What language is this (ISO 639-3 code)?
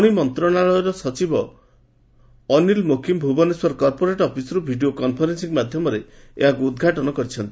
ori